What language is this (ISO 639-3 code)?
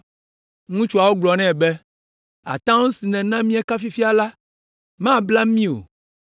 ewe